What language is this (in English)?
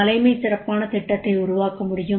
Tamil